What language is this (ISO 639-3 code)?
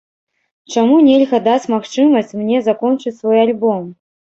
bel